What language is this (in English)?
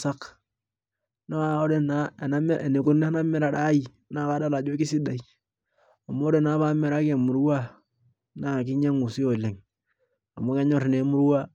Masai